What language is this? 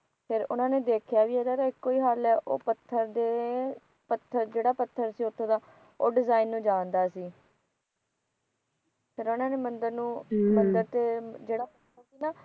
Punjabi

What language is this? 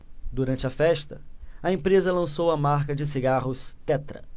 Portuguese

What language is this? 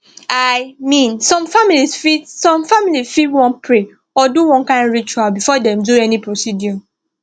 Nigerian Pidgin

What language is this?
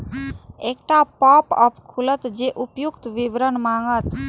Maithili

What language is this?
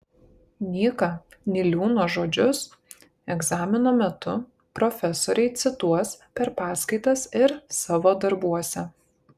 Lithuanian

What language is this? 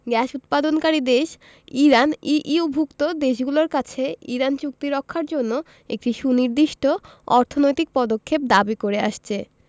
Bangla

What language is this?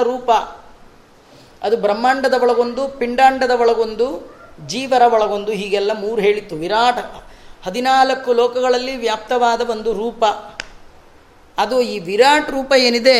Kannada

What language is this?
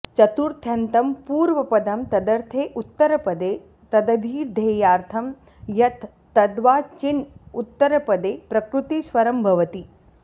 Sanskrit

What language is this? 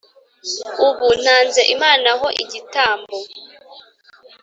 Kinyarwanda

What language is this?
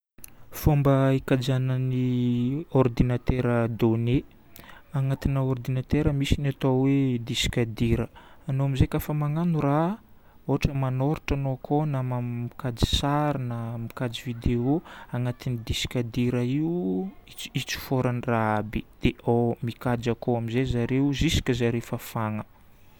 Northern Betsimisaraka Malagasy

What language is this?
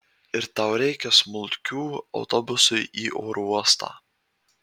Lithuanian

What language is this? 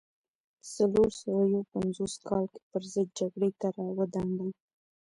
Pashto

